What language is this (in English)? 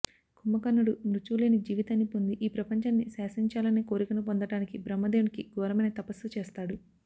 Telugu